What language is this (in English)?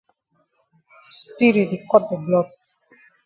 Cameroon Pidgin